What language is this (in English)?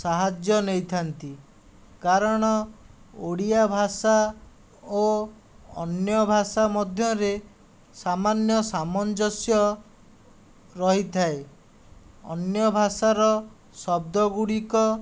Odia